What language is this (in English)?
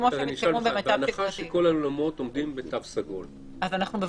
Hebrew